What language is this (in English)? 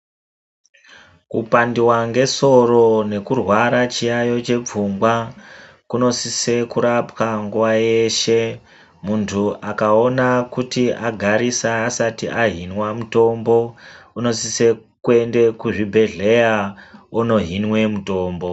Ndau